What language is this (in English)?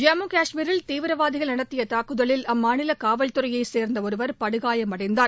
Tamil